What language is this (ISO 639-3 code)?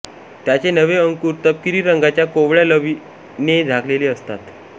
mar